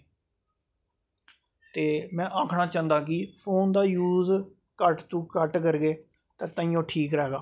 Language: Dogri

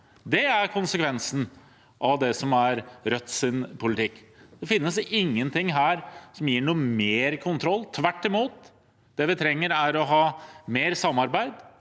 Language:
Norwegian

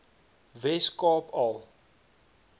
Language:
Afrikaans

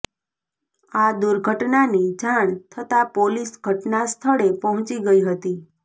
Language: Gujarati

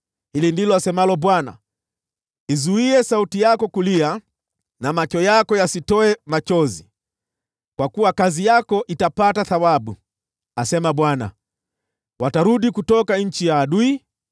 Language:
Swahili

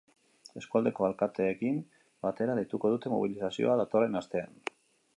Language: Basque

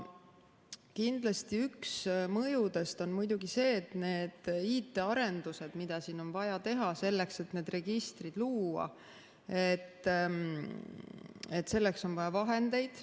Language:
Estonian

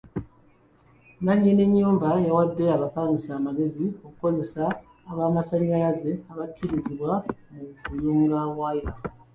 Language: Ganda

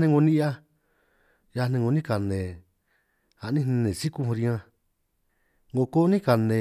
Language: San Martín Itunyoso Triqui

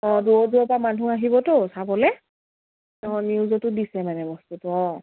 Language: Assamese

